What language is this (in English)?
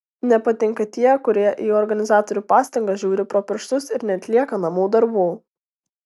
Lithuanian